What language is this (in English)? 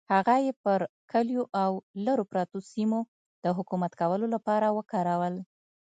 Pashto